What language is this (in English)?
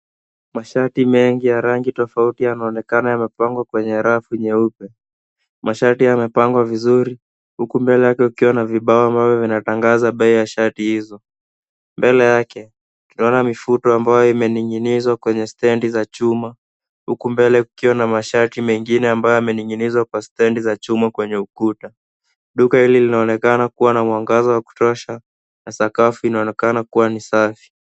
Swahili